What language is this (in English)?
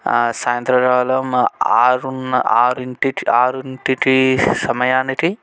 Telugu